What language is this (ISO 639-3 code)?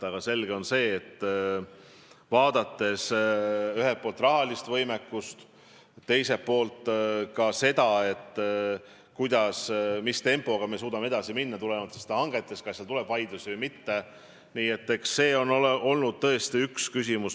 est